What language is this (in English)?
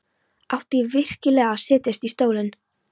Icelandic